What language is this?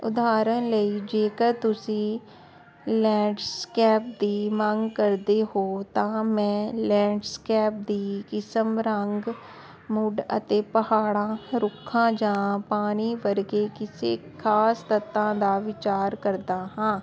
Punjabi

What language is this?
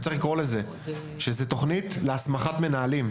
Hebrew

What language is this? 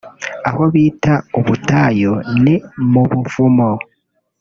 Kinyarwanda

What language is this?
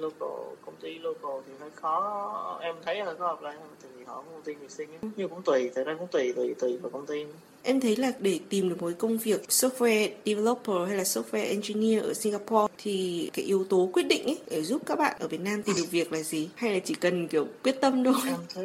Vietnamese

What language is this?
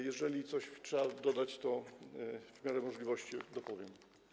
Polish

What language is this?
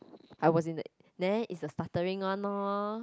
English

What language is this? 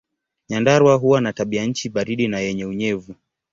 Swahili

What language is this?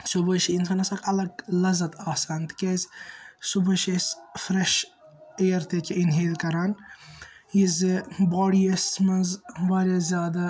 Kashmiri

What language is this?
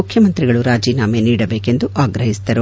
Kannada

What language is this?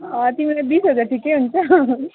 Nepali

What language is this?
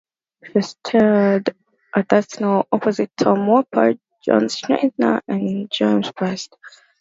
English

